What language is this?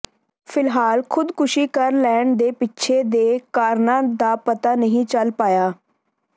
Punjabi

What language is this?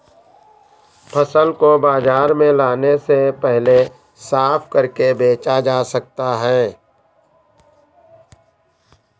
Hindi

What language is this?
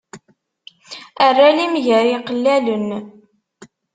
Kabyle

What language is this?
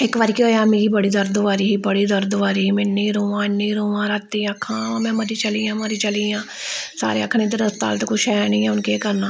Dogri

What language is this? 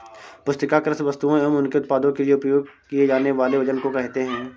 Hindi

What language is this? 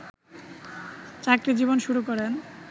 Bangla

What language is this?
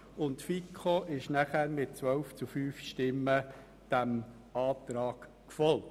Swiss German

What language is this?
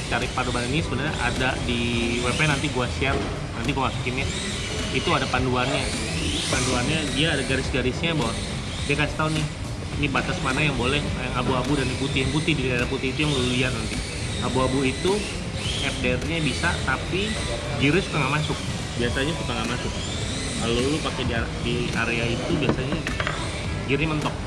Indonesian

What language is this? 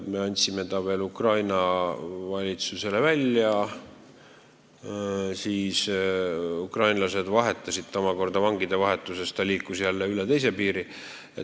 Estonian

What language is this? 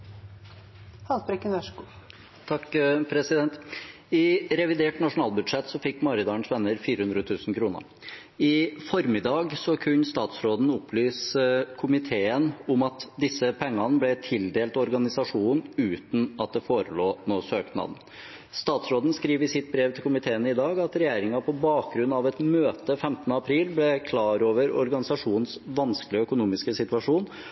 Norwegian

